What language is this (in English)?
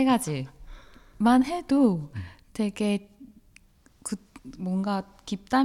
Korean